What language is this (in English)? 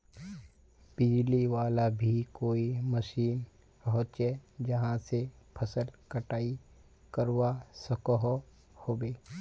Magahi